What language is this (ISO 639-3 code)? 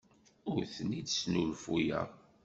kab